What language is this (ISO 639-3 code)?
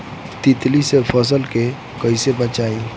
bho